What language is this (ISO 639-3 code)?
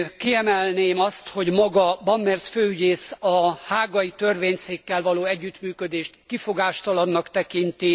hun